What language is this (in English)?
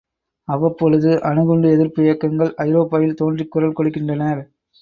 Tamil